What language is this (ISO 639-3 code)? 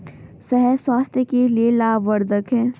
hin